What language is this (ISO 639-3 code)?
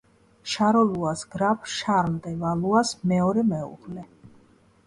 kat